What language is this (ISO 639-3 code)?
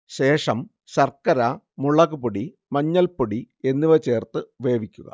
mal